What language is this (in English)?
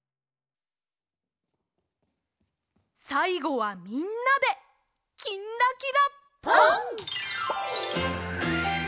Japanese